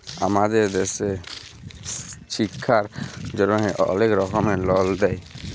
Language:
Bangla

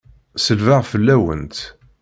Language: Kabyle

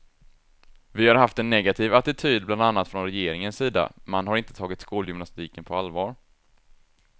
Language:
Swedish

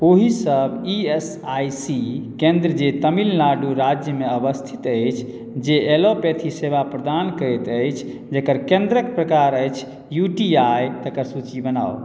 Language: Maithili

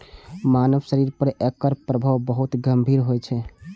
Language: Maithili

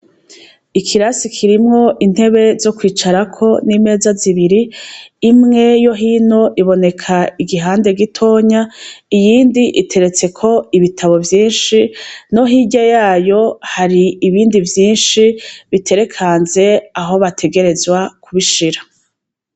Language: Rundi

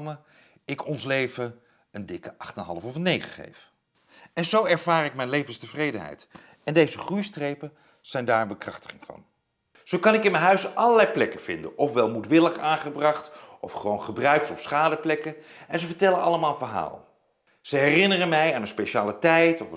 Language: Dutch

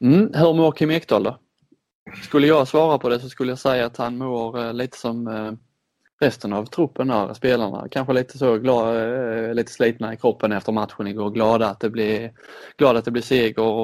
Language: Swedish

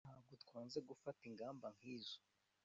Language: Kinyarwanda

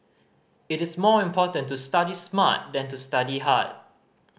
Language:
English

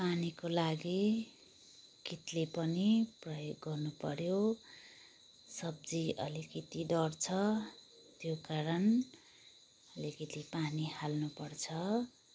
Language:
Nepali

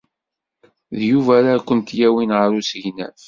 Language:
Kabyle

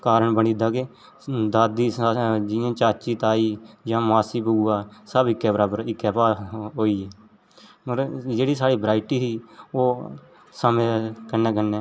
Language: Dogri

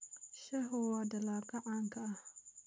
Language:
Somali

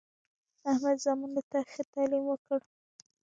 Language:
Pashto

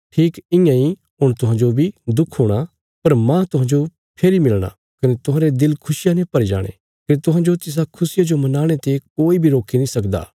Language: Bilaspuri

